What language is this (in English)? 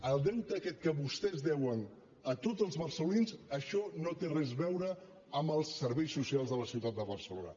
Catalan